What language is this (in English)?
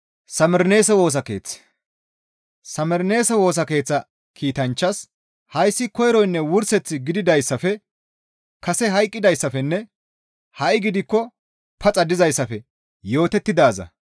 Gamo